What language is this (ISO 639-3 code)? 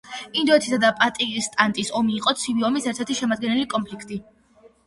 kat